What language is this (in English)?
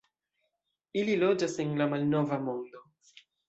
Esperanto